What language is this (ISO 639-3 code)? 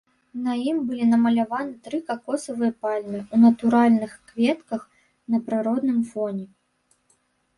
bel